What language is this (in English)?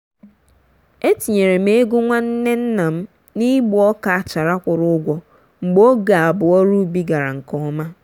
Igbo